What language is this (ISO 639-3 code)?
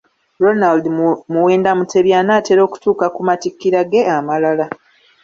lug